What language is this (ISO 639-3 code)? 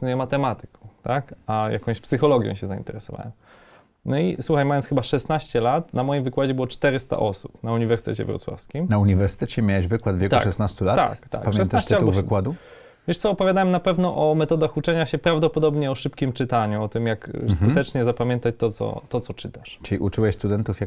pol